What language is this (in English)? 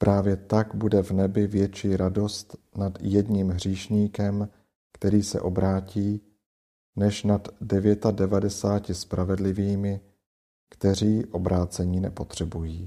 Czech